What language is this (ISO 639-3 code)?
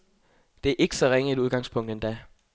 dan